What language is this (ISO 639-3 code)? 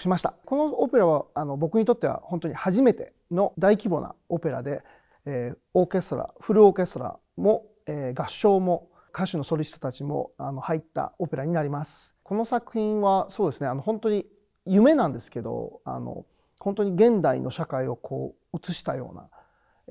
jpn